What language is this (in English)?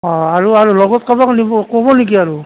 Assamese